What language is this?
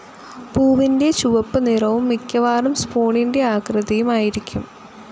Malayalam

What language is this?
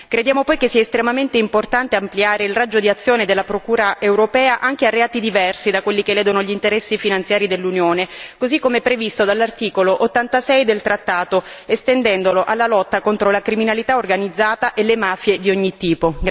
Italian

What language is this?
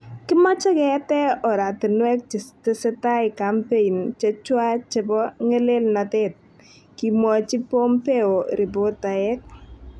Kalenjin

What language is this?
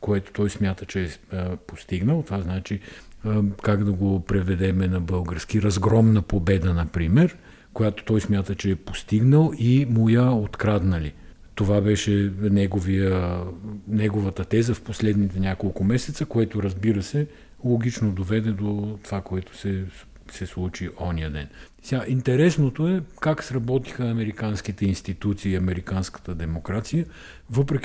Bulgarian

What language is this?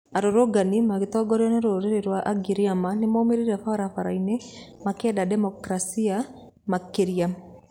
Kikuyu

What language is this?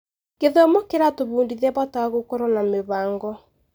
Kikuyu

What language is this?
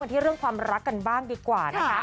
Thai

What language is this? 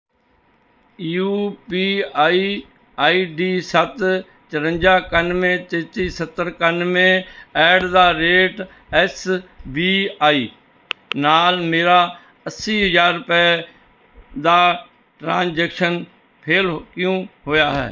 Punjabi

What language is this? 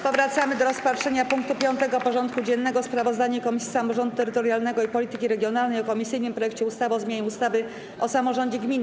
Polish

